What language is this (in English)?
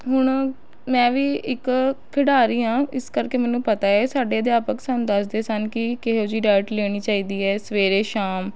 Punjabi